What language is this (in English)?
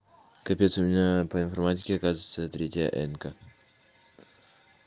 Russian